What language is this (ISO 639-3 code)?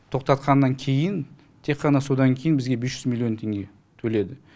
kaz